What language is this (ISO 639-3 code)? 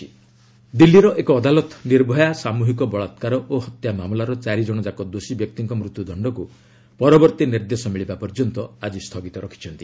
ori